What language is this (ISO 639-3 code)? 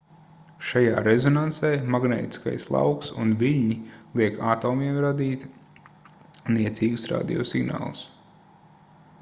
lav